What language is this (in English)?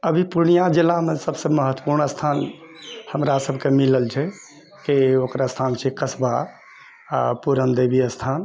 Maithili